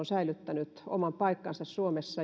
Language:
Finnish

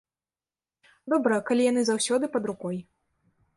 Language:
Belarusian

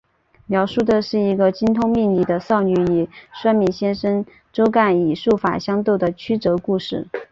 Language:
Chinese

